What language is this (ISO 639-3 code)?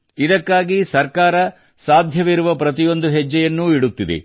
kan